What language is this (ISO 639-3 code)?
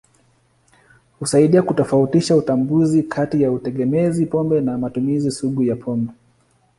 swa